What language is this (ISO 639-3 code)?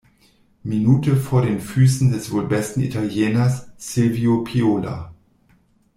deu